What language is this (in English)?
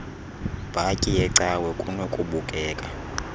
Xhosa